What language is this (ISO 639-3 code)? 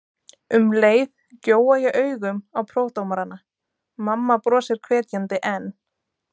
isl